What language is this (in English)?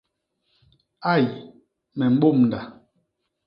Basaa